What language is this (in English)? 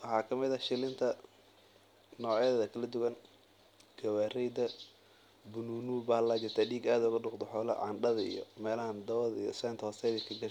Somali